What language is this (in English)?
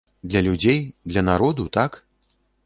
Belarusian